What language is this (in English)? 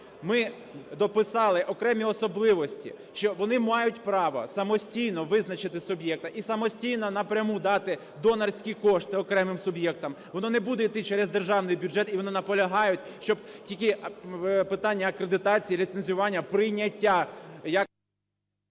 Ukrainian